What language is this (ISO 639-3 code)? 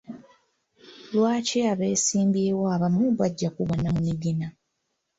lug